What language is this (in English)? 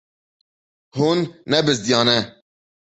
Kurdish